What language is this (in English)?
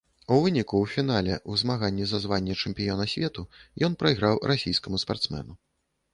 Belarusian